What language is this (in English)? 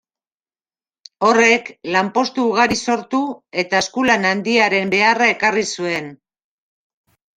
Basque